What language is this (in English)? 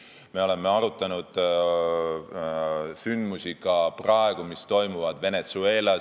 Estonian